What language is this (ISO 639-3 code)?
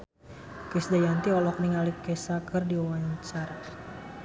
sun